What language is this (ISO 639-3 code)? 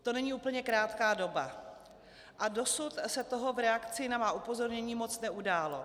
ces